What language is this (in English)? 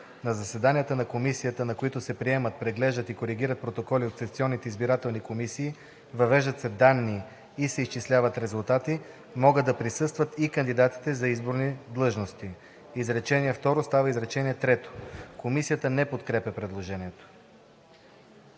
Bulgarian